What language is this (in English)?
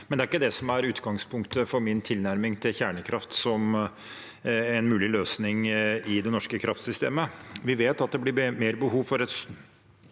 Norwegian